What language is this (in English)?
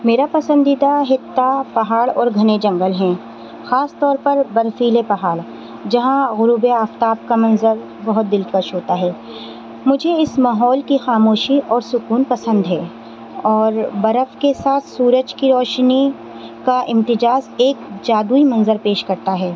Urdu